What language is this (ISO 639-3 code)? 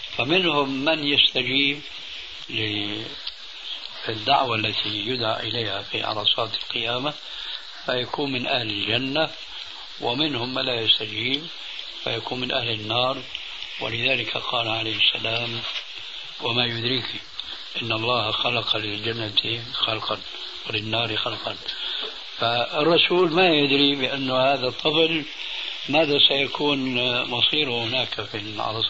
ara